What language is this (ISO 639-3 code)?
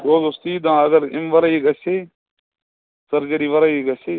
kas